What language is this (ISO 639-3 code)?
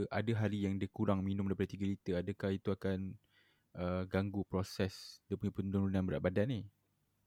msa